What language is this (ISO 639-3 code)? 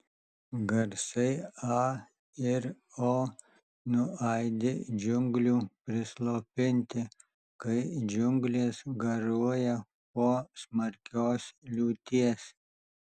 lit